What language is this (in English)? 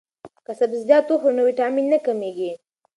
Pashto